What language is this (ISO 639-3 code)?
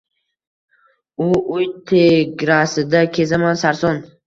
uzb